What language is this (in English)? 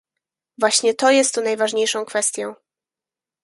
Polish